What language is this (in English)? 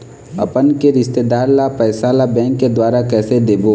Chhattisgarhi